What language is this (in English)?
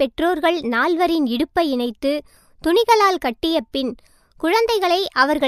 Tamil